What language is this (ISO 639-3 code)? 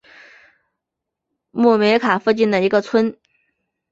zho